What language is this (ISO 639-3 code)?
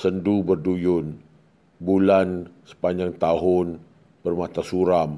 msa